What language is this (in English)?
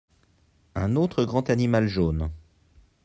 French